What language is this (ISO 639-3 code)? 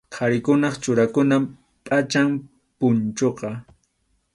qxu